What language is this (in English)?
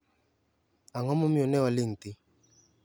Luo (Kenya and Tanzania)